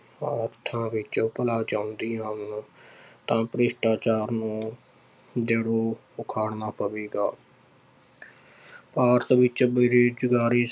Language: Punjabi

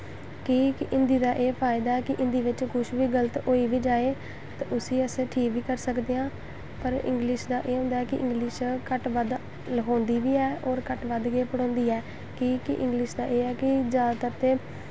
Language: Dogri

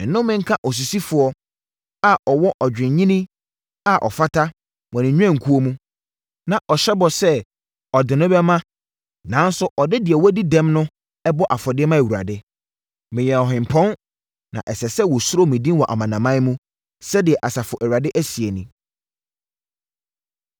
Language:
Akan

